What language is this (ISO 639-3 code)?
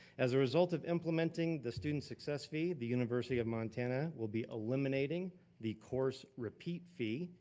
eng